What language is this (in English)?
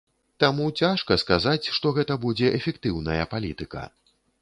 Belarusian